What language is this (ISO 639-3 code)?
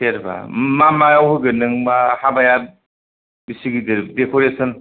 brx